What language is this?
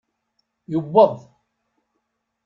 Kabyle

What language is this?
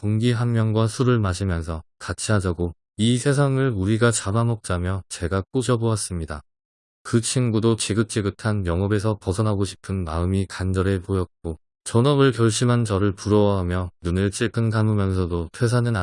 Korean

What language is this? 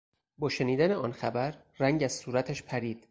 Persian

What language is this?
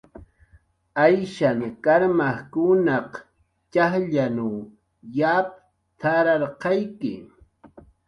Jaqaru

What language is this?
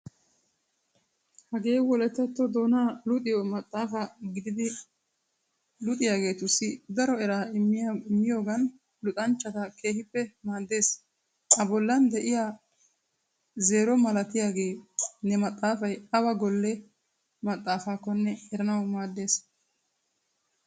Wolaytta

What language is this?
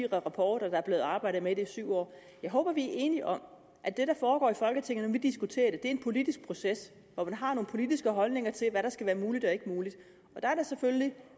Danish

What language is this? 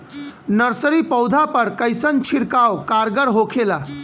Bhojpuri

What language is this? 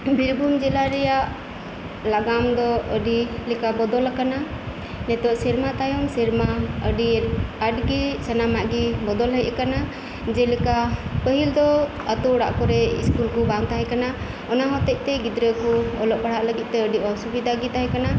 Santali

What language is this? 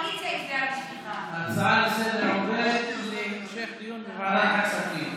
Hebrew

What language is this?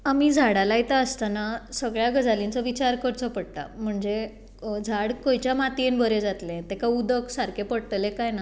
Konkani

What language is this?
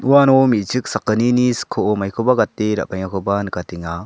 Garo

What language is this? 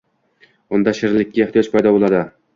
Uzbek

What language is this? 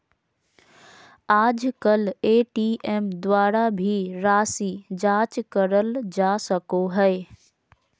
Magahi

